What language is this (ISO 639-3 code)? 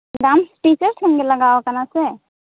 sat